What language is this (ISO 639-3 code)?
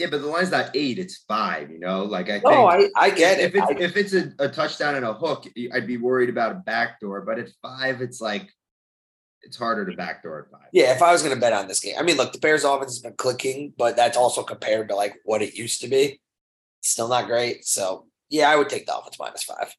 eng